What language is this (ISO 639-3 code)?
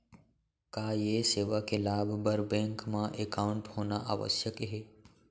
hne